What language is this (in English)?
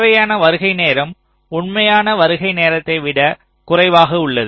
Tamil